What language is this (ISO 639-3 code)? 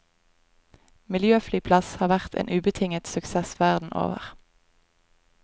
nor